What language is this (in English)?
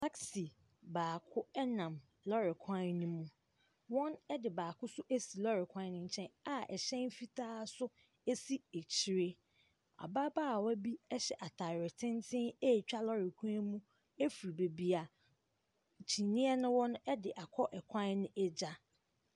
Akan